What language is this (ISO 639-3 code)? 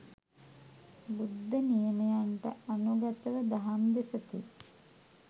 sin